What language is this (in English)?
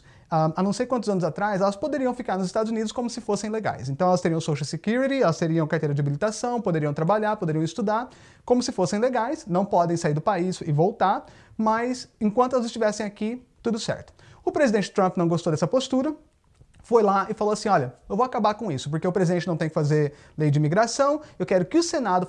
Portuguese